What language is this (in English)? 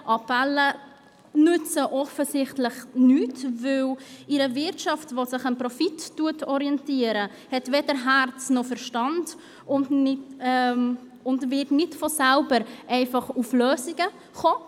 Swiss German